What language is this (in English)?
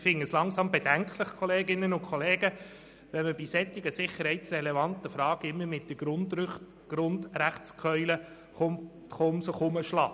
Swiss German